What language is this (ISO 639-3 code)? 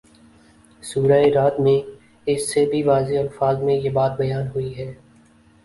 urd